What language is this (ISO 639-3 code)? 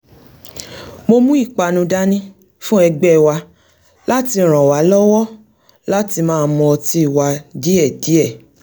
yor